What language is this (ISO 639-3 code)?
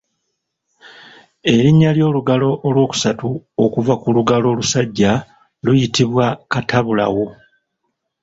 lug